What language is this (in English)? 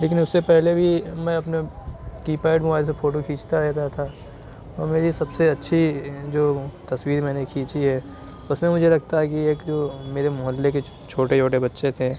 Urdu